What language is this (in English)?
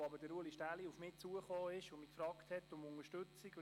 Swiss German